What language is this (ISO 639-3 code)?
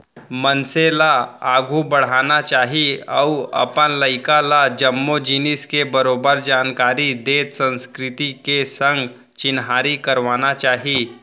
hne